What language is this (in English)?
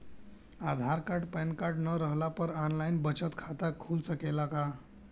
Bhojpuri